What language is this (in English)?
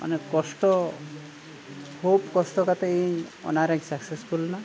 Santali